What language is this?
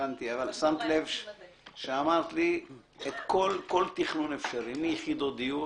Hebrew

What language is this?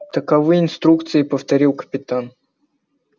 Russian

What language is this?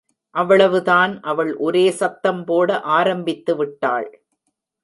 Tamil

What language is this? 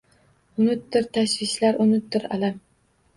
Uzbek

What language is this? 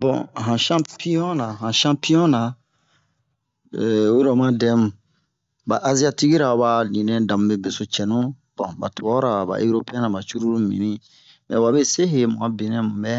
Bomu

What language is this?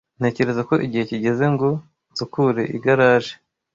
Kinyarwanda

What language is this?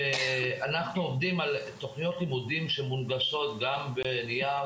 Hebrew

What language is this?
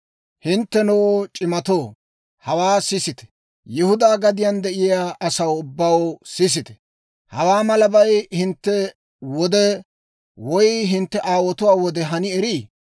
Dawro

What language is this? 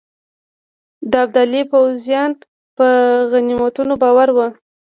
Pashto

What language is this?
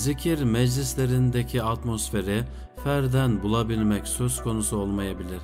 Turkish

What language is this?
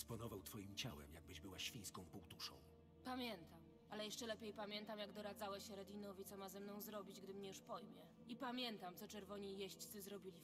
Polish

